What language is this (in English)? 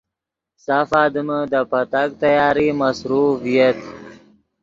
Yidgha